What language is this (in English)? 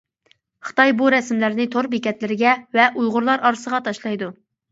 Uyghur